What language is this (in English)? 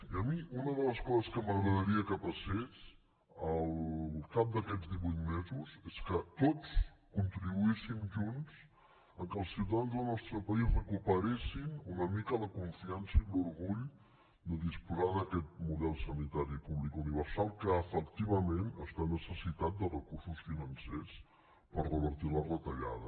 Catalan